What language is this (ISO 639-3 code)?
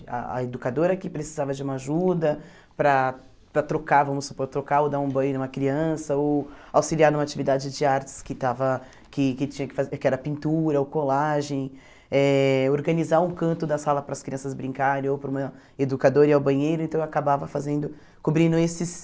por